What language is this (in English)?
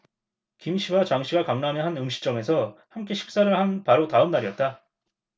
Korean